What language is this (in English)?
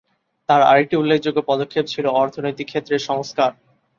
Bangla